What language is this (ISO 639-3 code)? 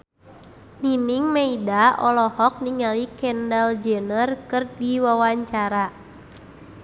sun